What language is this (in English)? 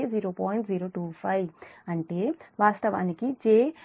Telugu